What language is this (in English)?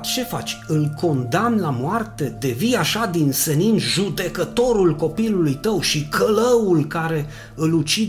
Romanian